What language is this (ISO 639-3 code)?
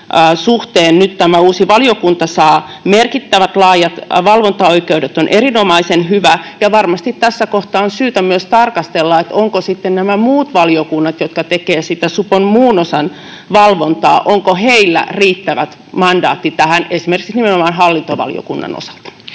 fin